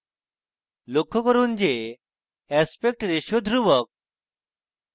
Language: Bangla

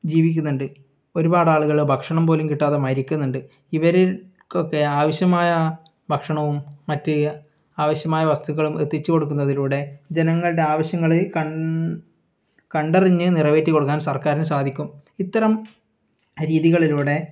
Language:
Malayalam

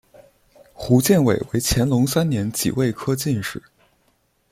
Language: Chinese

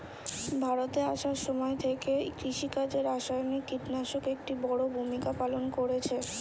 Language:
Bangla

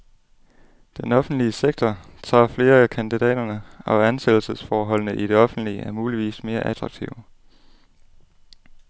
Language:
Danish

